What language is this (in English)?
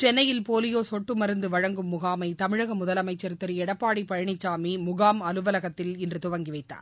Tamil